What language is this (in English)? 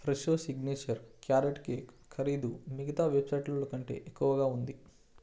Telugu